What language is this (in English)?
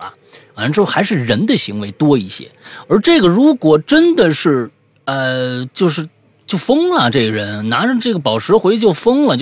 Chinese